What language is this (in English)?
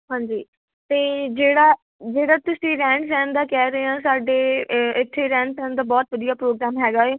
Punjabi